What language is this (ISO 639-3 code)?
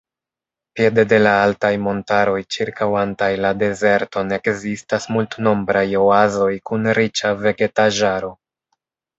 epo